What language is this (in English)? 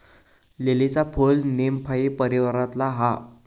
Marathi